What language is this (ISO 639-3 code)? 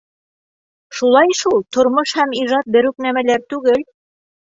bak